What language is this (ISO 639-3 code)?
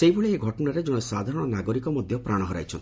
ori